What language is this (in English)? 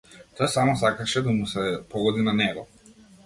Macedonian